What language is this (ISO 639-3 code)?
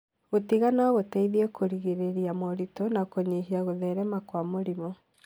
kik